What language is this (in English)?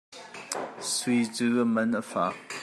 Hakha Chin